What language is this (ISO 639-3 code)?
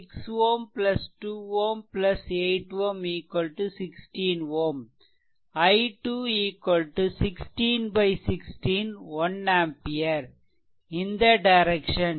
tam